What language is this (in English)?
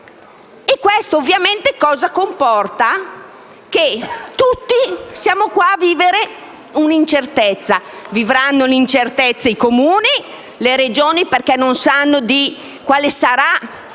Italian